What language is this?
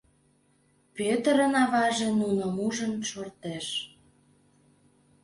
Mari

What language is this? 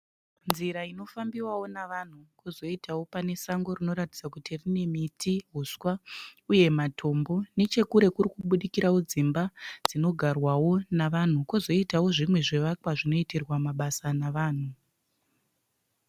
Shona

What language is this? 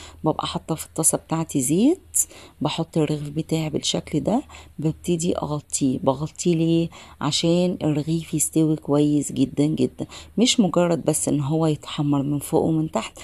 Arabic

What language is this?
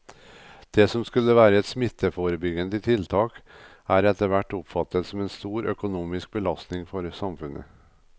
Norwegian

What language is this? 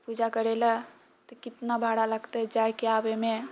Maithili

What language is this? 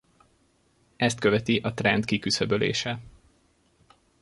Hungarian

